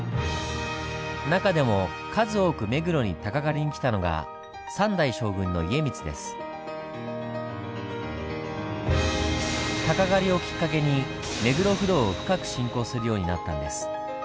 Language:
Japanese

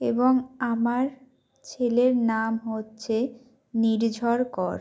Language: Bangla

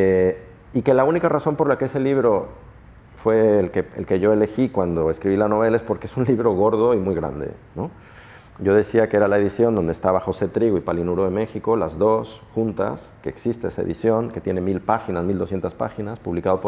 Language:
Spanish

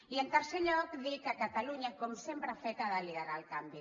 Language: Catalan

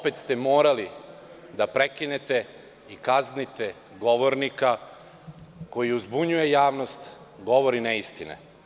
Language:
Serbian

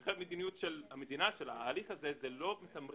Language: Hebrew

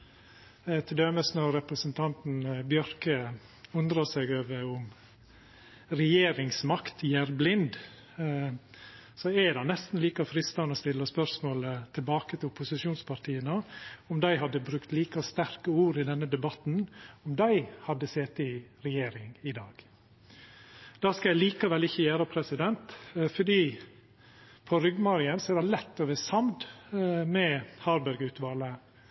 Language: Norwegian Nynorsk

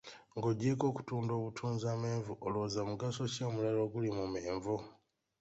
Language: Ganda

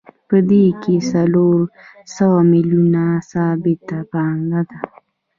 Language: Pashto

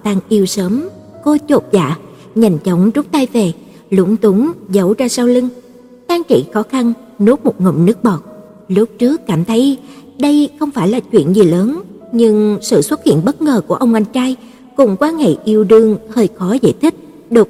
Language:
Vietnamese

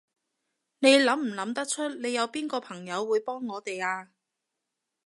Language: Cantonese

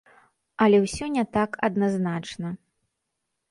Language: Belarusian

